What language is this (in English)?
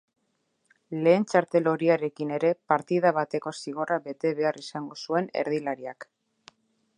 Basque